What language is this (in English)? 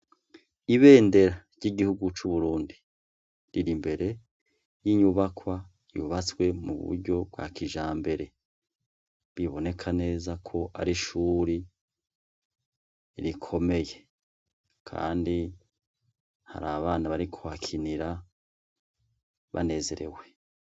Rundi